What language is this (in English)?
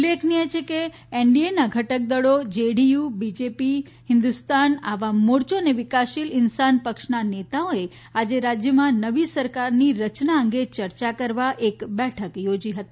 Gujarati